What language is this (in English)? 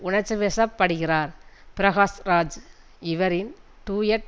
Tamil